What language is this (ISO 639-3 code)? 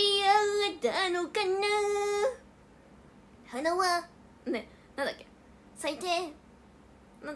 jpn